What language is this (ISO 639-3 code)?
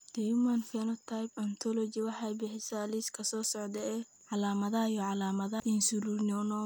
som